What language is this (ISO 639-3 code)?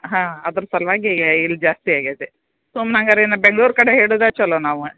kan